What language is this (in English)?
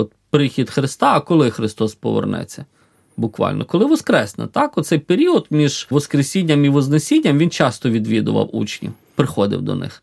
Ukrainian